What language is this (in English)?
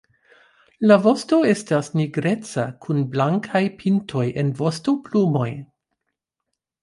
Esperanto